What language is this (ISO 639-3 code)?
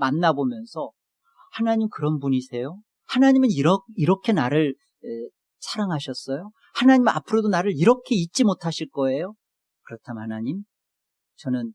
kor